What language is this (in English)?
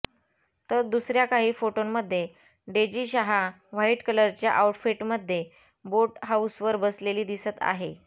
Marathi